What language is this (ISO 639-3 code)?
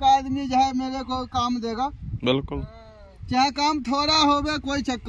pan